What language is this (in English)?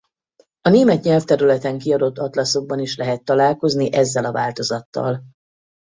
Hungarian